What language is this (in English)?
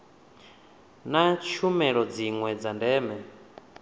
Venda